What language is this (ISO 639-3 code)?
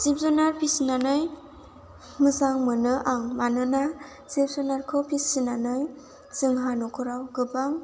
brx